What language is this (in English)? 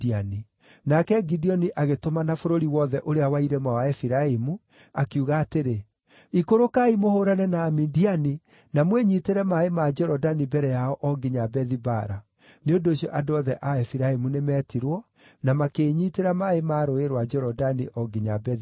Kikuyu